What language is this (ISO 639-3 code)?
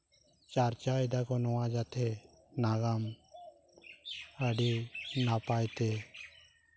sat